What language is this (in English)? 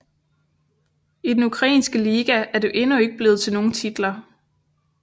Danish